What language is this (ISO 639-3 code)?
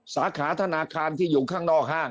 tha